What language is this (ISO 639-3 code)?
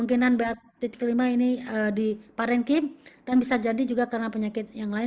ind